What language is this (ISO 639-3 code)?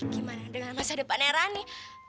ind